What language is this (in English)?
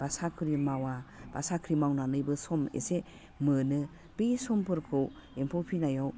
Bodo